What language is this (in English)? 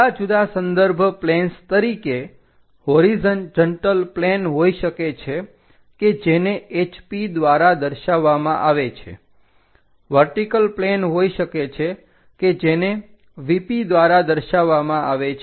Gujarati